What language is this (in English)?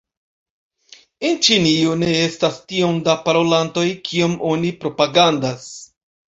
Esperanto